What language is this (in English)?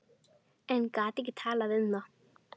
Icelandic